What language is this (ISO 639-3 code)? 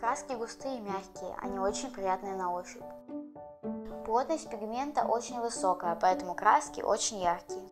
rus